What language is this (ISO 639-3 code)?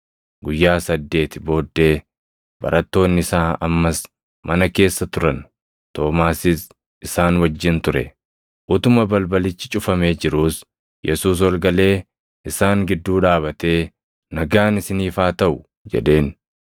orm